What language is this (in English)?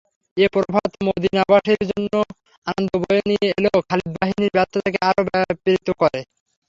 Bangla